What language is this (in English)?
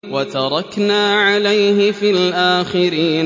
Arabic